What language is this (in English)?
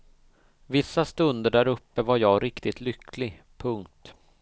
Swedish